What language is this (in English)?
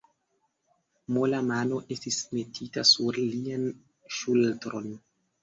Esperanto